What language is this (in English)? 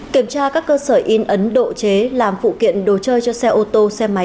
Vietnamese